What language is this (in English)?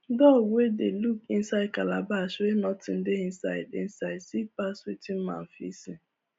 Nigerian Pidgin